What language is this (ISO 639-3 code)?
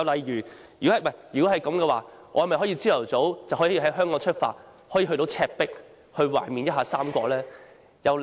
yue